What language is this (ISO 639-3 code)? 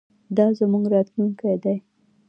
pus